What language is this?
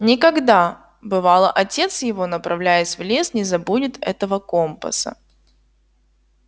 Russian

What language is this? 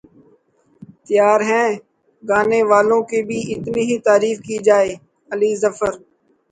Urdu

